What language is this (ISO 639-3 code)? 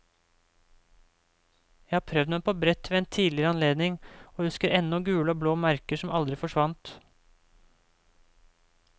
nor